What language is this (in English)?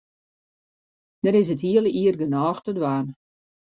Western Frisian